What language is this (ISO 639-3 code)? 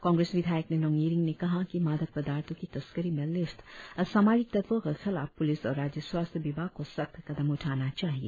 hin